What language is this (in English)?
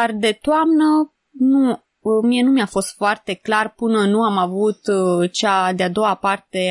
Romanian